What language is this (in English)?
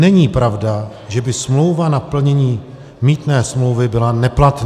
Czech